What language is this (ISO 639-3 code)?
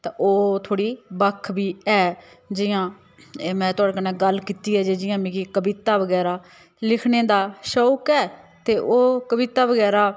doi